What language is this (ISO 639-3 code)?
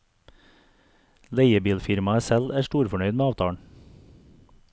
nor